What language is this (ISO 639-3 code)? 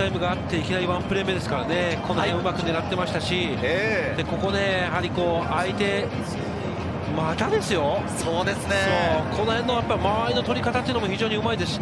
jpn